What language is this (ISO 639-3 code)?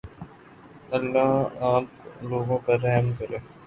urd